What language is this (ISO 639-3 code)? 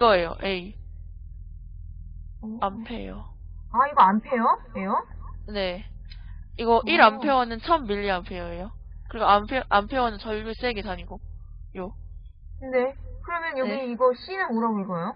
kor